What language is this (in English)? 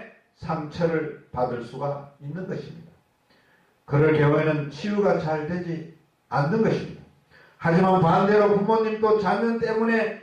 Korean